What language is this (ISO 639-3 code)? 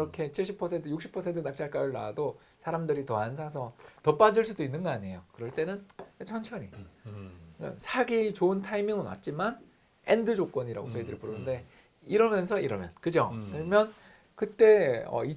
kor